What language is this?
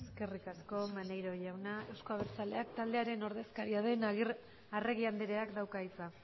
Basque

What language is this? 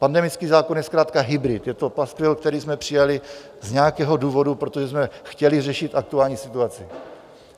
Czech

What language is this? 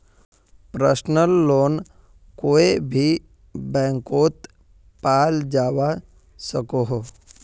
Magahi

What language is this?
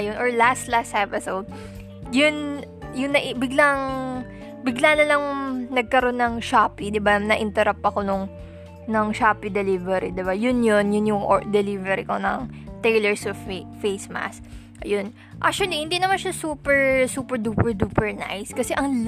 Filipino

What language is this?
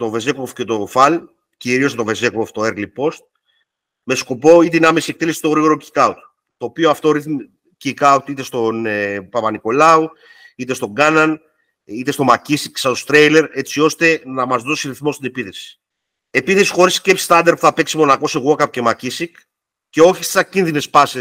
Greek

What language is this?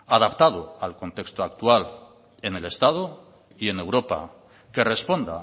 Spanish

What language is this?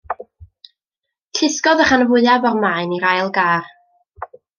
Welsh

